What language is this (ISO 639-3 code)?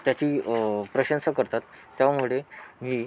mar